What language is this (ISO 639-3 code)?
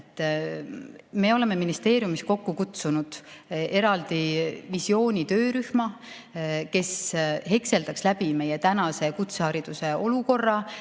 est